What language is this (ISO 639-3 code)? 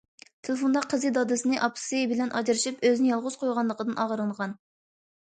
uig